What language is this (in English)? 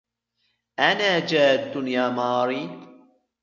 Arabic